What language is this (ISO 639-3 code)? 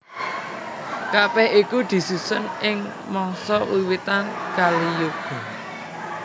jav